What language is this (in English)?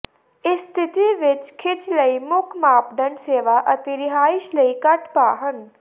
Punjabi